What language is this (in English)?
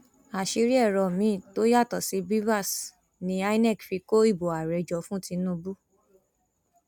Yoruba